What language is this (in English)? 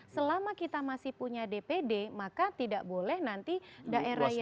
Indonesian